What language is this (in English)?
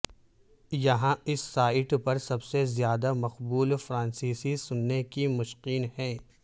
Urdu